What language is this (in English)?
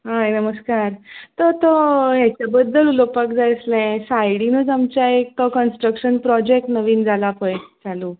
Konkani